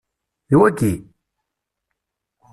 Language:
Kabyle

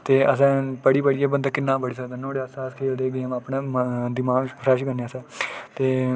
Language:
Dogri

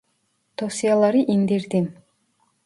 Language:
Turkish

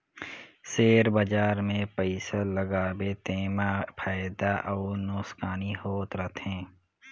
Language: Chhattisgarhi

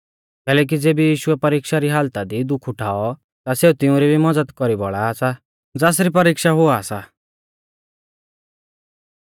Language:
Mahasu Pahari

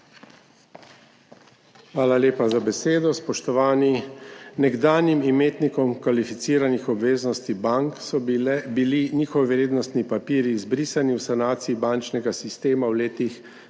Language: Slovenian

